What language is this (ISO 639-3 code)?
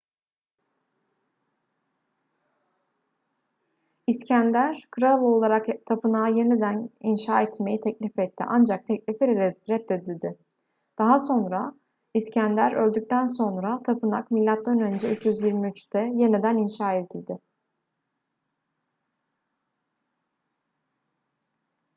tur